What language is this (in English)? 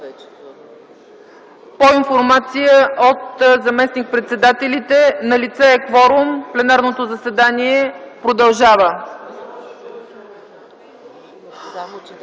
Bulgarian